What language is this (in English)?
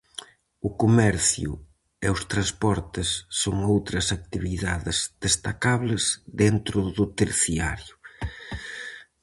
Galician